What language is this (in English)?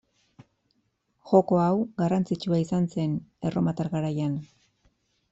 Basque